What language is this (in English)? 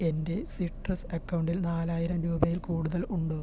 Malayalam